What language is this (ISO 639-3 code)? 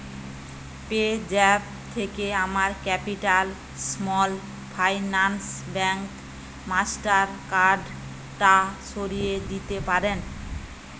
ben